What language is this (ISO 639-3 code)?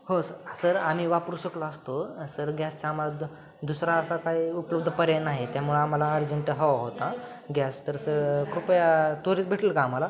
mar